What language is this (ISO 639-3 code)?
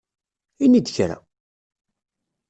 kab